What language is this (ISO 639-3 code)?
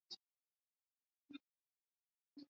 swa